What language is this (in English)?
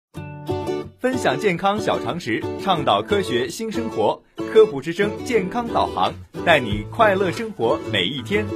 Chinese